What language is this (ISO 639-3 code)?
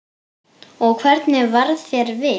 isl